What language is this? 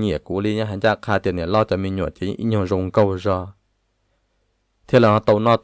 Thai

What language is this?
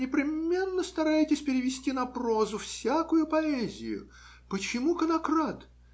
Russian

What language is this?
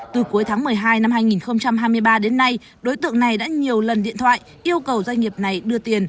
Vietnamese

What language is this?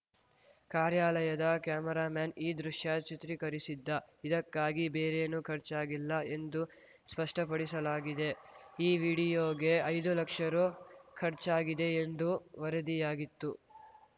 Kannada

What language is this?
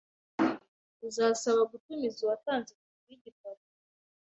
Kinyarwanda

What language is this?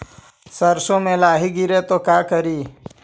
Magahi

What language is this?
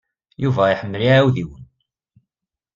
Kabyle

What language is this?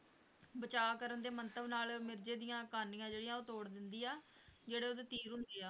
Punjabi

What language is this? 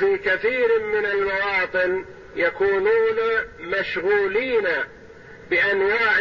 Arabic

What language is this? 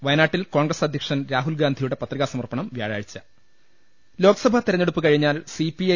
Malayalam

